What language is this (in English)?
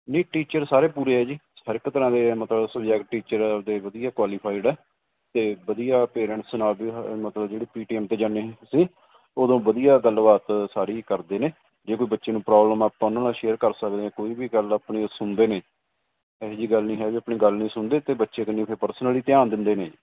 Punjabi